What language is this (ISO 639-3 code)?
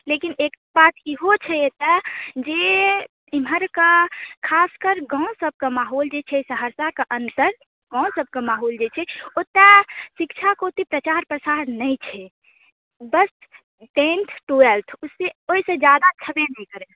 mai